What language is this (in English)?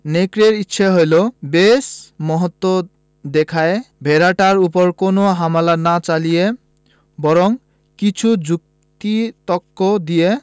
Bangla